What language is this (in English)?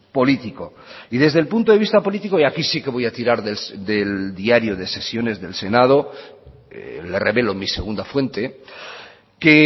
Spanish